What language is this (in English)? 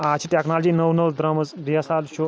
Kashmiri